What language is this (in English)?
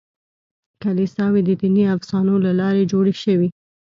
Pashto